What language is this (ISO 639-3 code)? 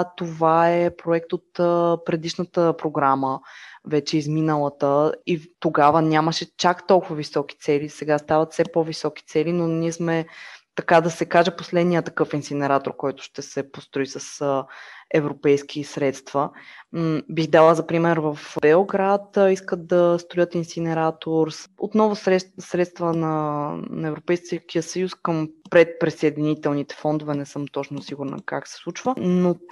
bul